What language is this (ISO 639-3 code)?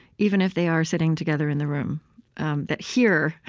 eng